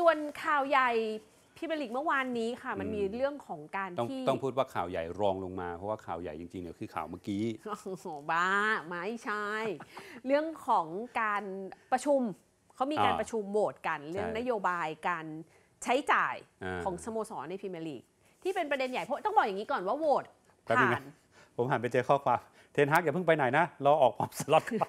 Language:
Thai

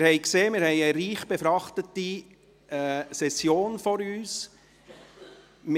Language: Swiss German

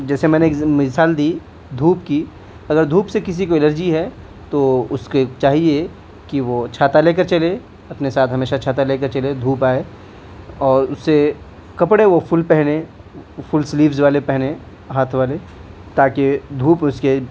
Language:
Urdu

